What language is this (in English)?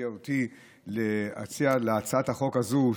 Hebrew